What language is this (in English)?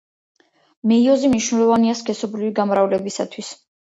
Georgian